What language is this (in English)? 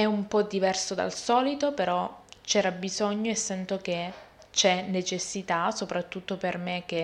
Italian